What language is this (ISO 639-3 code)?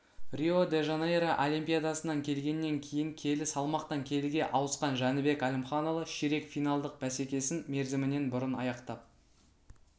kaz